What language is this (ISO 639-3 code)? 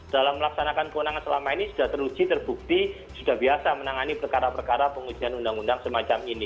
ind